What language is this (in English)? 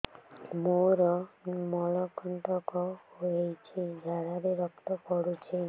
Odia